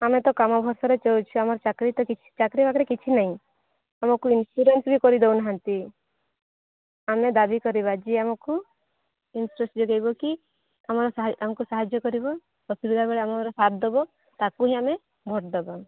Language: Odia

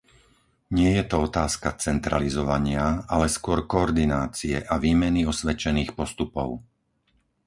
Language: Slovak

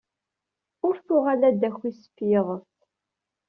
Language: Kabyle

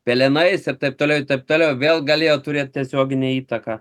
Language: Lithuanian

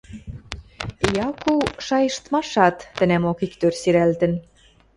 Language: Western Mari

